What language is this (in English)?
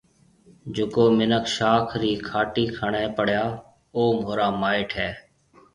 Marwari (Pakistan)